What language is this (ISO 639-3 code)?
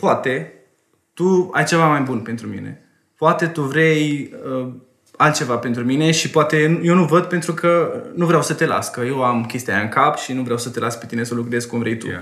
ron